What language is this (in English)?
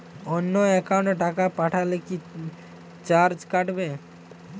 Bangla